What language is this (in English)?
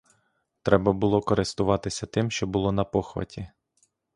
Ukrainian